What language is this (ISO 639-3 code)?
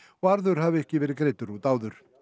isl